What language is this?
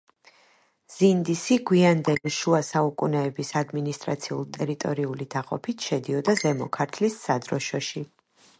Georgian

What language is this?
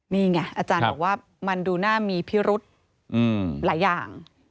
Thai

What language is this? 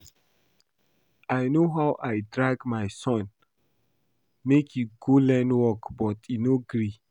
Nigerian Pidgin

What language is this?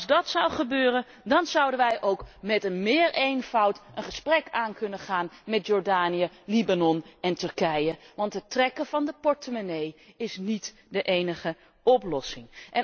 Dutch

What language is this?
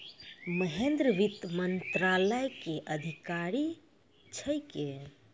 Maithili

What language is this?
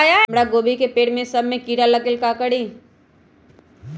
Magahi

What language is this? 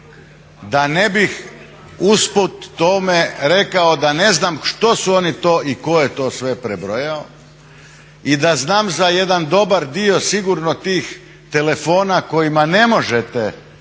Croatian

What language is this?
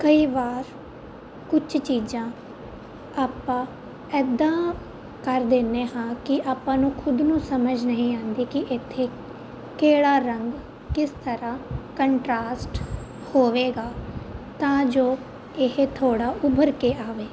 Punjabi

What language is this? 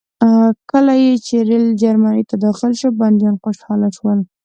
Pashto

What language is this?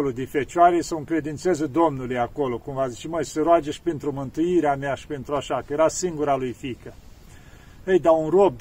Romanian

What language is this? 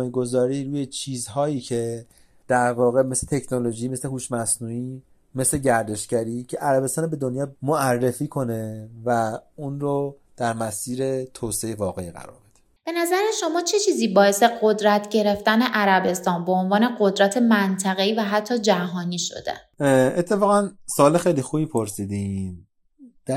Persian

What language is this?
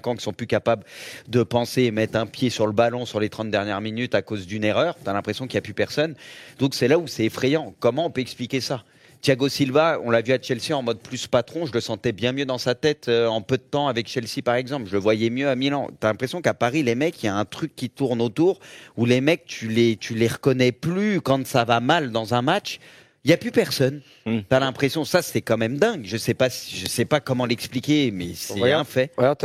French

